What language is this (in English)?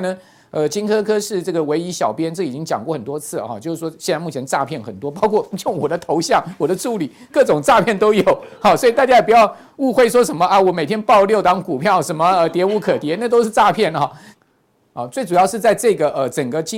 Chinese